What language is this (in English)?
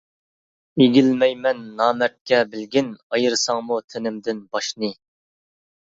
Uyghur